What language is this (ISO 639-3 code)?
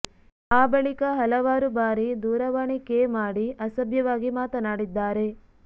kan